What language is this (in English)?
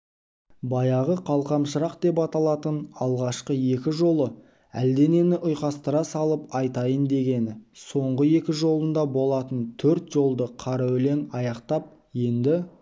Kazakh